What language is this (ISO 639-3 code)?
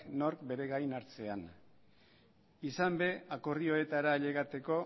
eus